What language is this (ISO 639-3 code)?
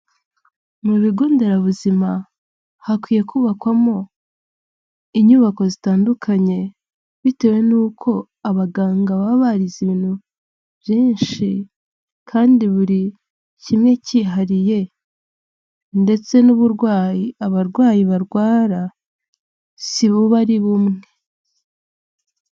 kin